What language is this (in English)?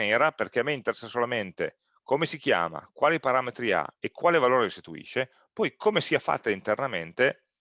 Italian